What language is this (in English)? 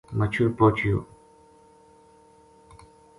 Gujari